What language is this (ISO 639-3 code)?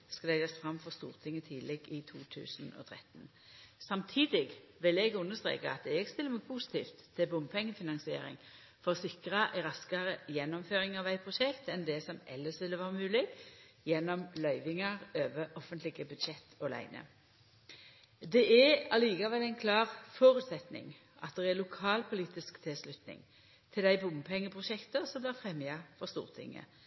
nno